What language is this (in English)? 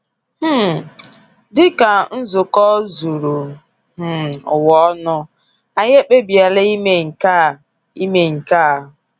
Igbo